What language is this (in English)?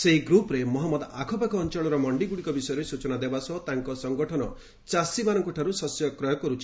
Odia